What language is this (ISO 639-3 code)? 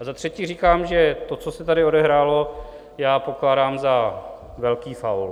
ces